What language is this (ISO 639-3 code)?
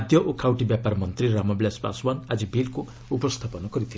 ori